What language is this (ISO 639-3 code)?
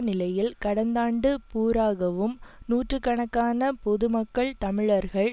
tam